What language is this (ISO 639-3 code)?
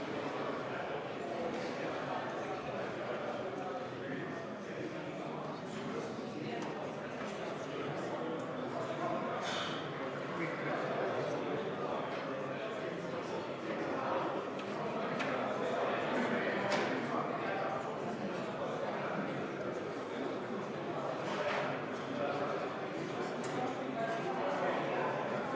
est